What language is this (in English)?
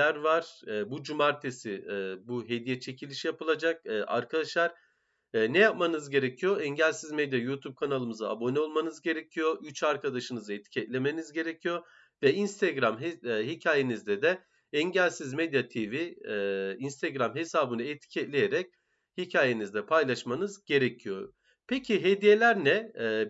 Turkish